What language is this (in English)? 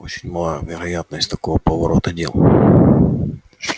Russian